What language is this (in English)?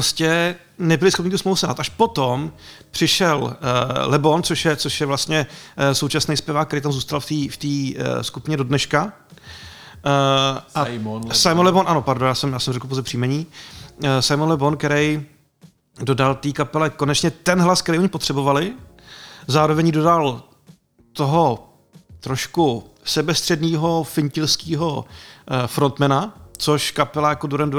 Czech